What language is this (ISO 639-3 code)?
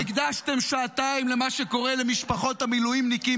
heb